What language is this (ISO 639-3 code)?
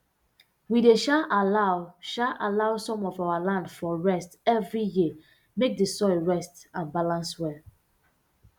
pcm